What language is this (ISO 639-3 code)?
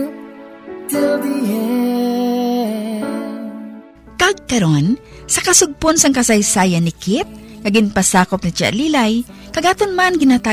fil